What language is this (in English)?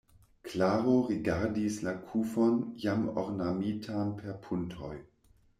Esperanto